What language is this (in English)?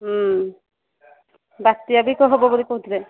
Odia